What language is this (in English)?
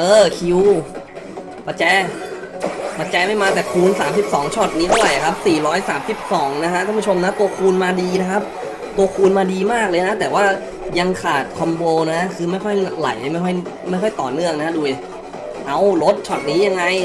Thai